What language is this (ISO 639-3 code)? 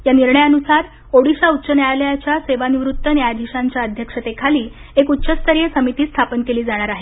mar